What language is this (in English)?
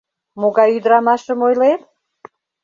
Mari